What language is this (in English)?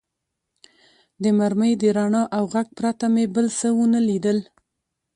Pashto